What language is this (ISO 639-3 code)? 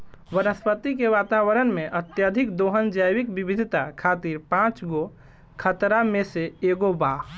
bho